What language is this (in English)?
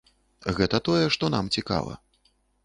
Belarusian